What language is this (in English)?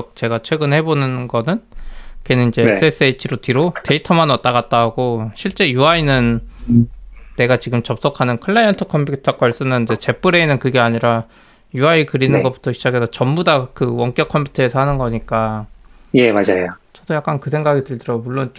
Korean